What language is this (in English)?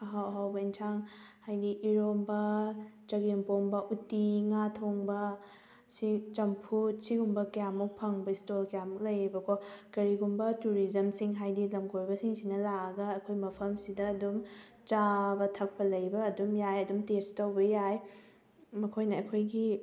Manipuri